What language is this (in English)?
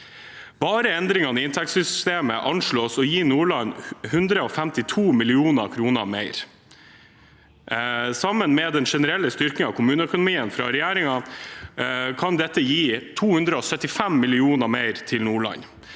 Norwegian